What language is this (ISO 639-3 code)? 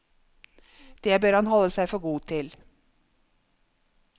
nor